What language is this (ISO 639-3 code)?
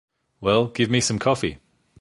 eng